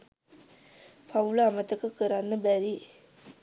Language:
Sinhala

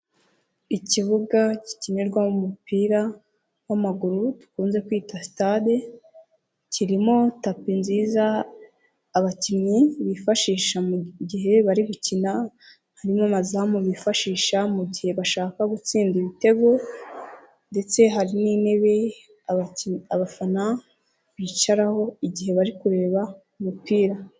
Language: Kinyarwanda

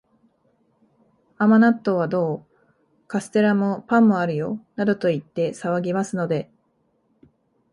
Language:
Japanese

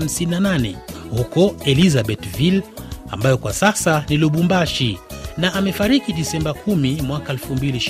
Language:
Swahili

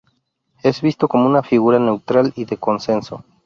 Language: Spanish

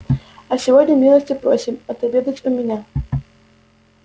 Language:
Russian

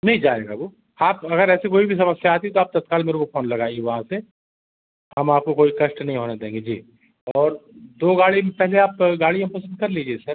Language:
Hindi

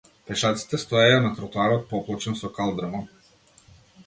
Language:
Macedonian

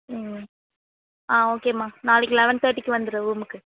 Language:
Tamil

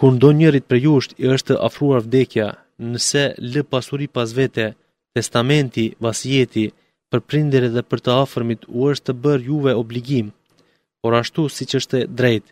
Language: Greek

